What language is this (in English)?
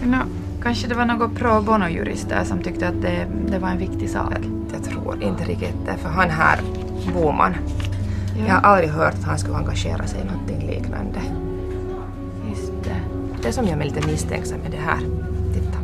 Swedish